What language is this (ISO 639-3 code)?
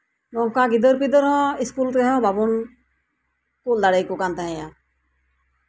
sat